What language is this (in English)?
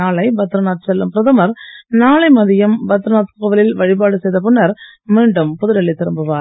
Tamil